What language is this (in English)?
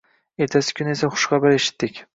Uzbek